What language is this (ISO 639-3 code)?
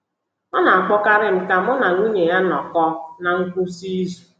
ibo